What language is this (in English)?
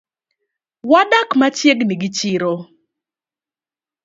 Luo (Kenya and Tanzania)